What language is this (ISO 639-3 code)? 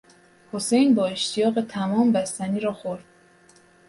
fas